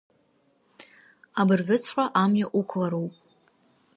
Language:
Abkhazian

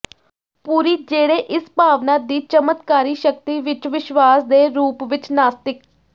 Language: Punjabi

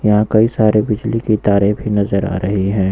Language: Hindi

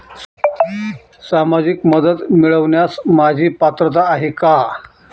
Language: Marathi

